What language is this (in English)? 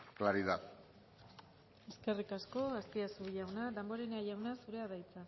Basque